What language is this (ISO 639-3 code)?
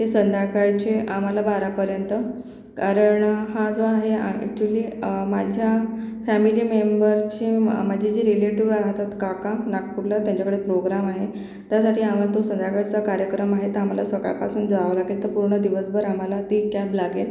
mar